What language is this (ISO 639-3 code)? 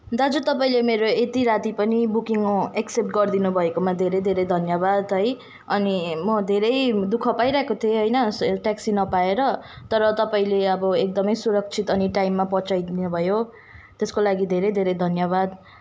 nep